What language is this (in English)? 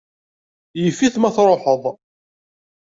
Kabyle